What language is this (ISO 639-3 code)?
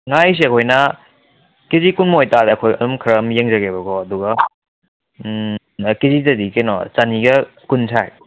mni